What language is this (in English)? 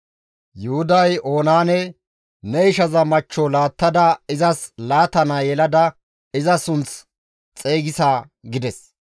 Gamo